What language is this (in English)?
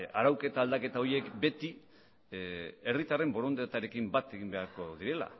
Basque